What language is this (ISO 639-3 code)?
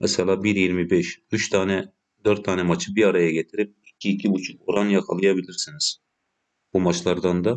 tur